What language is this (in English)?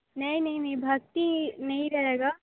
Hindi